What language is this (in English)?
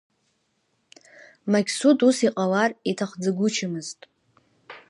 Abkhazian